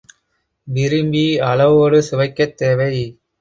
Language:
Tamil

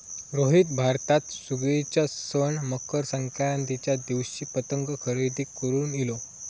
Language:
Marathi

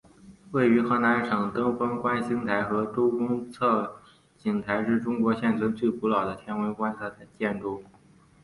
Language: Chinese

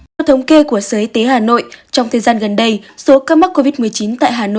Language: Vietnamese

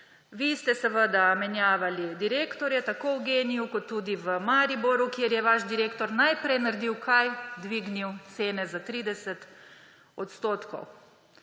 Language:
Slovenian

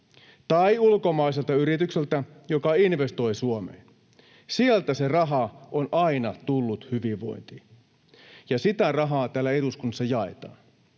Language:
Finnish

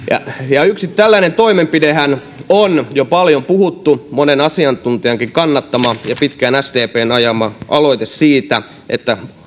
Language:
Finnish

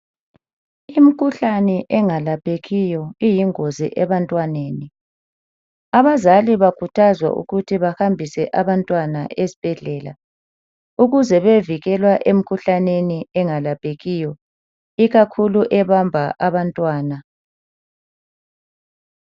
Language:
North Ndebele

